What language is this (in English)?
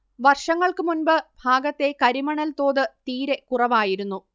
Malayalam